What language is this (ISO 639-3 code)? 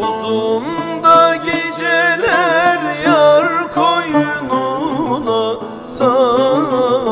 ron